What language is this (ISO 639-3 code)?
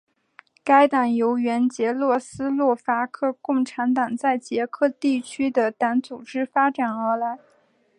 zho